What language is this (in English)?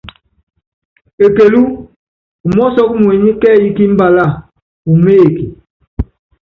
Yangben